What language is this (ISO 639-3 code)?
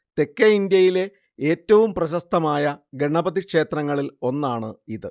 mal